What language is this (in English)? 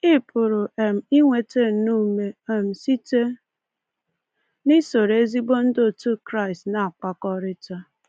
Igbo